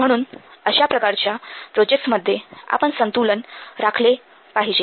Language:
Marathi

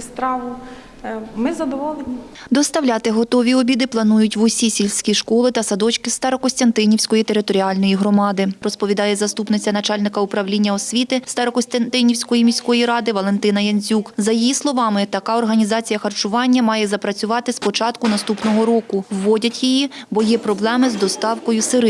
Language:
Ukrainian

